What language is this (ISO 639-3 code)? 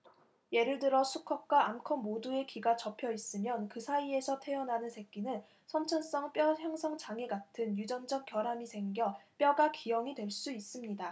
kor